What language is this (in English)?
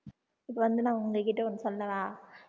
Tamil